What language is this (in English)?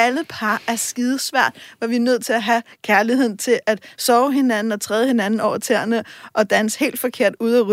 Danish